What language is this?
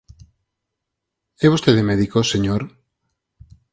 Galician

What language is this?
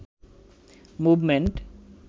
Bangla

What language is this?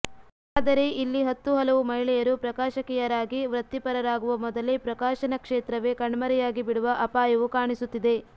Kannada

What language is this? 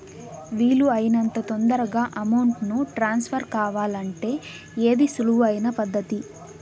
Telugu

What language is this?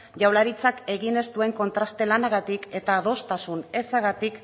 Basque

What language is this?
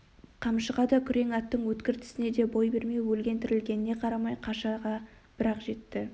Kazakh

